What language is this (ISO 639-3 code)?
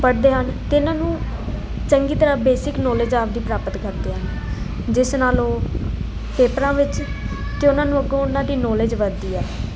pan